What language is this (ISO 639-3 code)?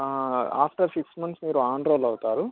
tel